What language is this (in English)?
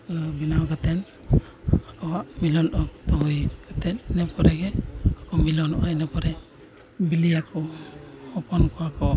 Santali